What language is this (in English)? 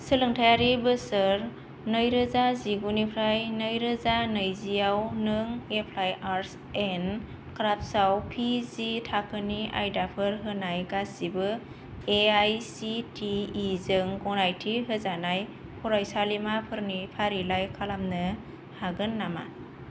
Bodo